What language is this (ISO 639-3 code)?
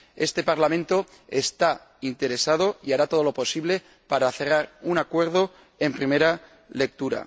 spa